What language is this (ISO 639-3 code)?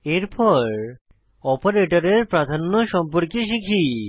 ben